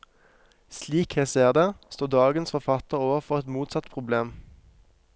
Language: Norwegian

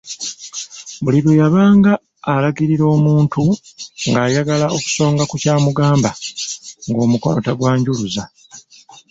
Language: Ganda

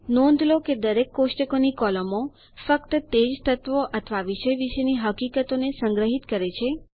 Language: Gujarati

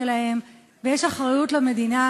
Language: Hebrew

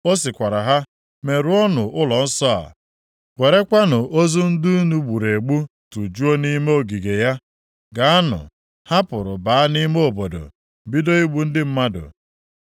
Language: Igbo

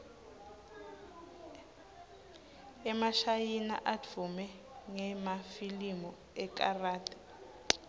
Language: Swati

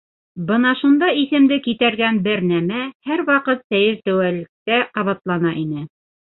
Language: Bashkir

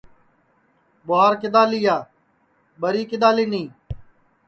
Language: Sansi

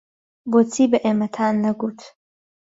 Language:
Central Kurdish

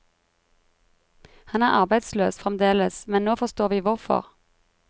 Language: Norwegian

